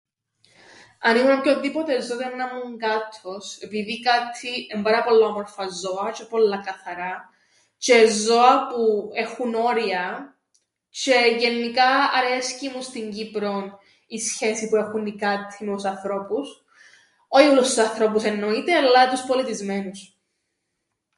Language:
Greek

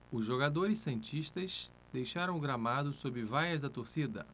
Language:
Portuguese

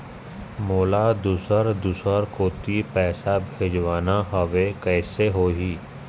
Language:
Chhattisgarhi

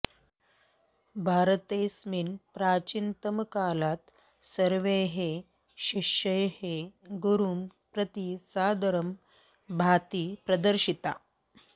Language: Sanskrit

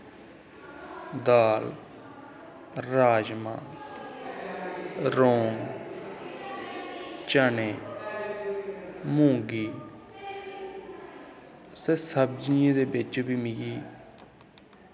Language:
Dogri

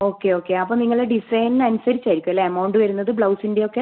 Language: Malayalam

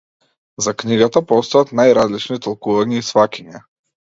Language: Macedonian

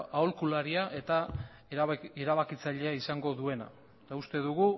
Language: Basque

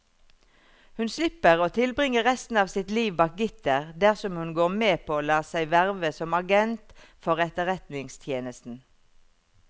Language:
Norwegian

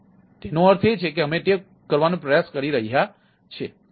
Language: Gujarati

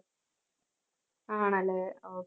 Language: Malayalam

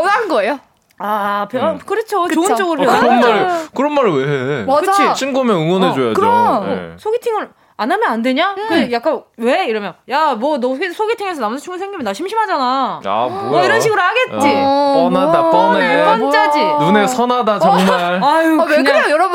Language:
Korean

